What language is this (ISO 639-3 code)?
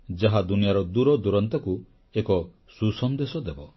ori